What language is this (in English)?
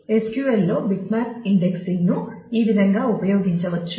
Telugu